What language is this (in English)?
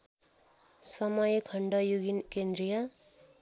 Nepali